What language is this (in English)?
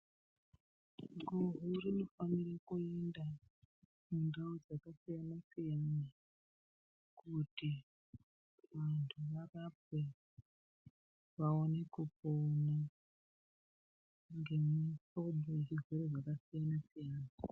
Ndau